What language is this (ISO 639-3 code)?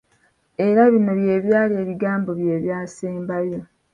lug